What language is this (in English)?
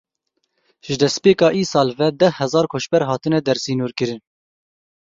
Kurdish